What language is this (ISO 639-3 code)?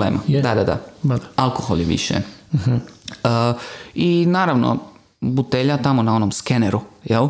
hrv